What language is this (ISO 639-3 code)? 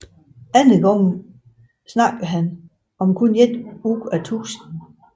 dan